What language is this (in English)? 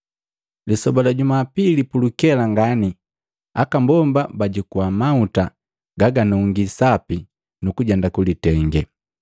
Matengo